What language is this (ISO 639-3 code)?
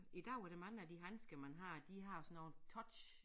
dan